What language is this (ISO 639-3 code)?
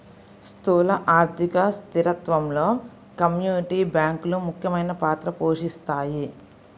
tel